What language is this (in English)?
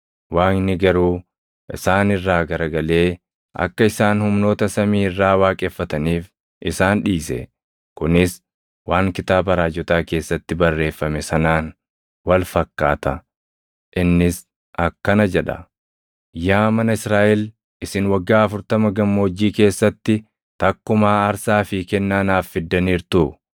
Oromo